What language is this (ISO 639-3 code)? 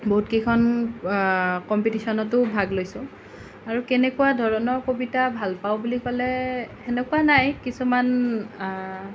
asm